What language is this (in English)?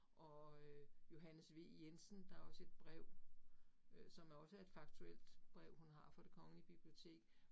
Danish